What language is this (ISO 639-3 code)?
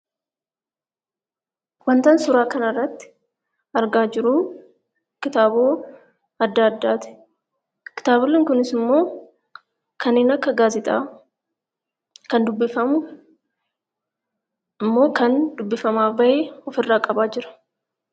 orm